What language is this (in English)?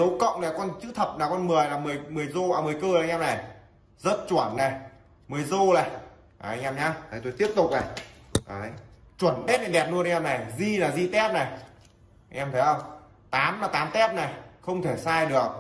Vietnamese